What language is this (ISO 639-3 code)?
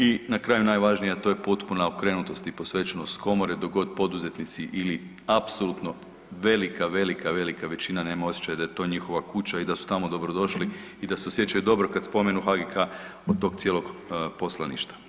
hrv